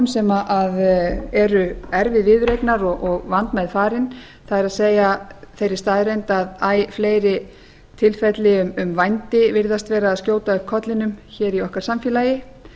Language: Icelandic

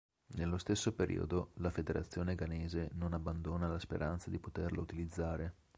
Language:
Italian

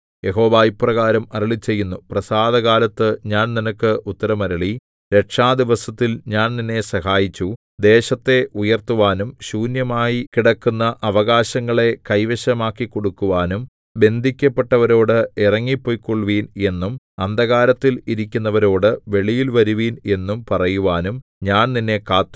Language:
Malayalam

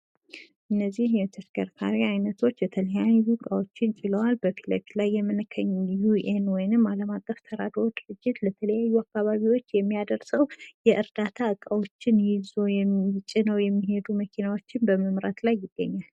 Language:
Amharic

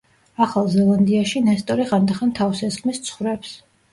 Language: Georgian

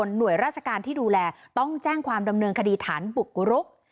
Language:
Thai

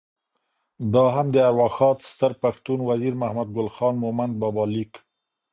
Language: Pashto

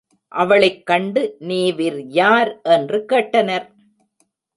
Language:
Tamil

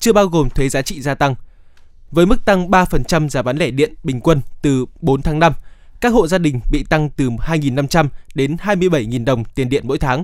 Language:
Vietnamese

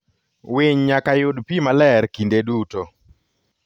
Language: Luo (Kenya and Tanzania)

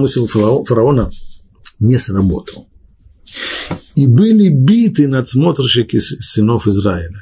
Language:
Russian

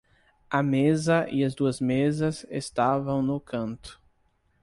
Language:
Portuguese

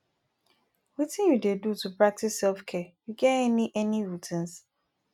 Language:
Nigerian Pidgin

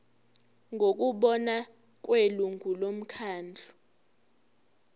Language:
Zulu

